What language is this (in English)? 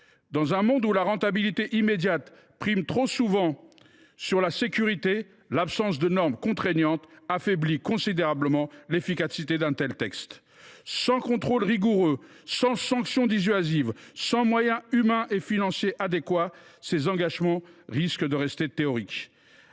French